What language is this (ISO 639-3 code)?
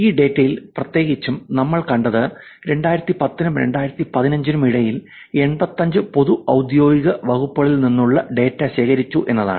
mal